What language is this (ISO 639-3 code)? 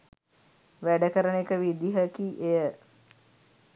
sin